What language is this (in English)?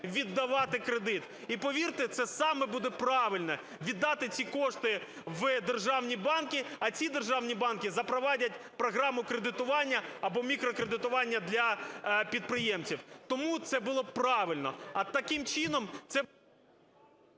Ukrainian